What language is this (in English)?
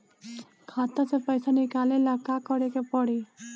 Bhojpuri